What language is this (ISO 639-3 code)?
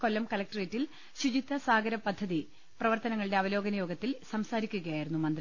mal